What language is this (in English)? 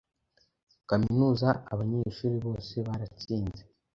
Kinyarwanda